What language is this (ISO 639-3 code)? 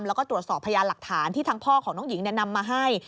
tha